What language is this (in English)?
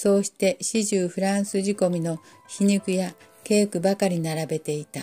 Japanese